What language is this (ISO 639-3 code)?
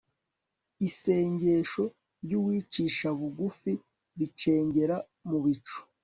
kin